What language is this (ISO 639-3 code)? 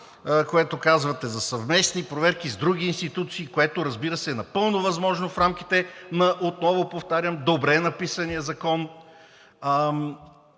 bul